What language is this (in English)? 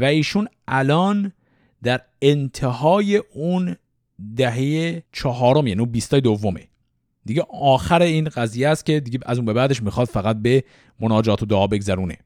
Persian